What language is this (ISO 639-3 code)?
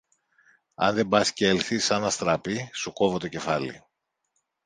ell